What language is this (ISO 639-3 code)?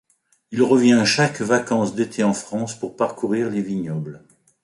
fra